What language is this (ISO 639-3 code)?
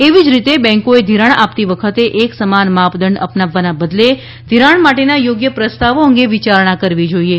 guj